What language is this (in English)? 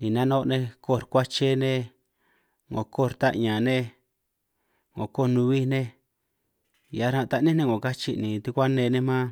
San Martín Itunyoso Triqui